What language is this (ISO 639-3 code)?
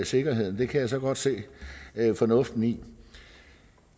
dan